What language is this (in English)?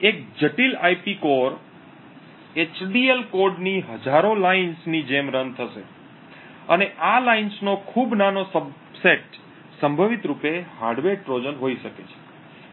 Gujarati